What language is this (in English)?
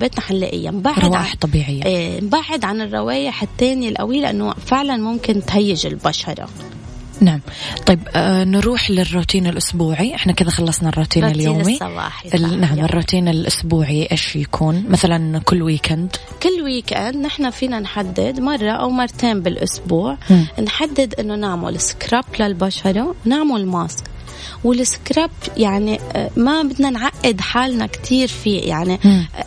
Arabic